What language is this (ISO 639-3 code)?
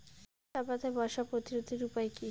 ben